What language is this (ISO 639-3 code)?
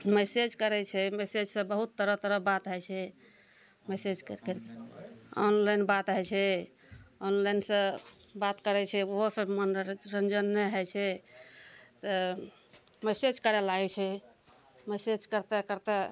mai